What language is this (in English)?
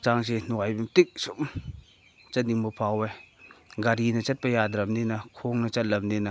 Manipuri